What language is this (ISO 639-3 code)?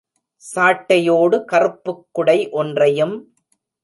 tam